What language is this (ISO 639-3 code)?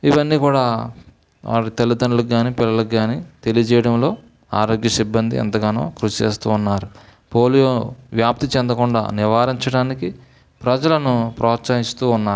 tel